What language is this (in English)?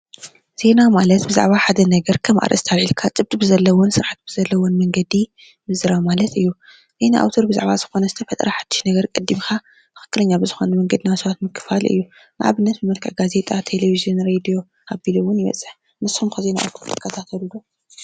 Tigrinya